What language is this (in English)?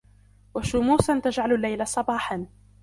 Arabic